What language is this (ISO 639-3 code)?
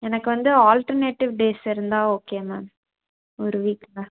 tam